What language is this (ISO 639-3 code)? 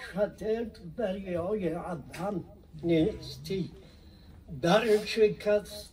fas